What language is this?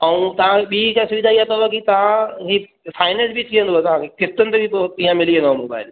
Sindhi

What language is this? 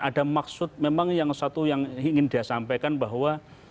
Indonesian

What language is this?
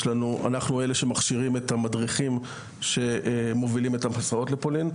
Hebrew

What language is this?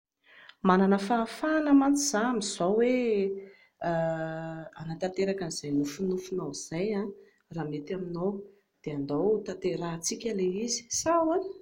Malagasy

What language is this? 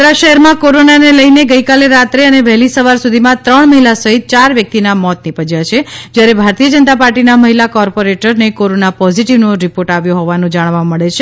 Gujarati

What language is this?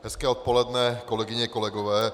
Czech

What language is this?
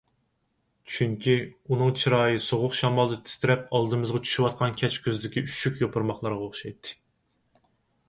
Uyghur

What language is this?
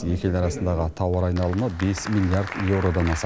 Kazakh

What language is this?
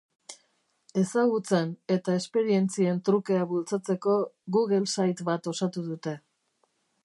Basque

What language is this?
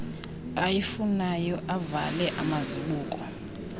Xhosa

